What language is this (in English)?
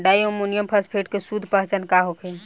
Bhojpuri